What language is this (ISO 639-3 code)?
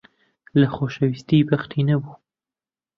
ckb